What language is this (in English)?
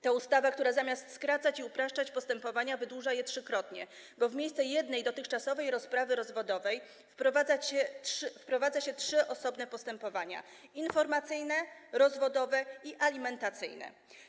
Polish